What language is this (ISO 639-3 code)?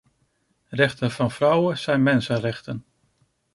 nld